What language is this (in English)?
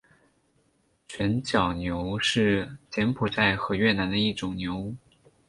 Chinese